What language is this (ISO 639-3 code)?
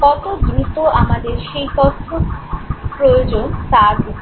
ben